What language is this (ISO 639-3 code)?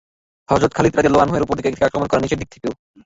ben